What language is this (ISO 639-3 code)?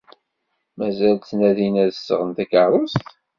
kab